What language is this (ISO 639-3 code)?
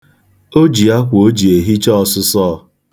ibo